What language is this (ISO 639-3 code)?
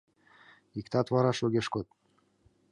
chm